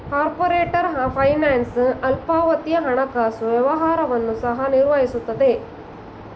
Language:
Kannada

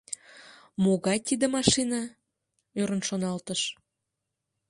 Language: Mari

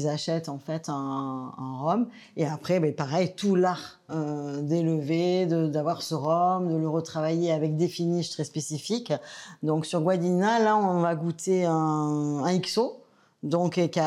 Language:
French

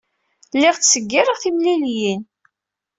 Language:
Kabyle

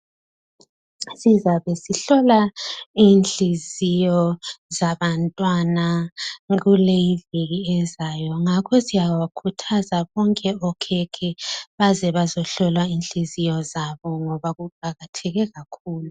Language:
North Ndebele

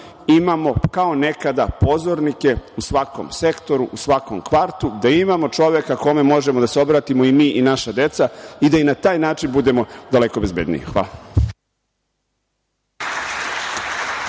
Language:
Serbian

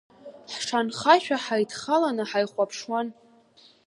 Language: Abkhazian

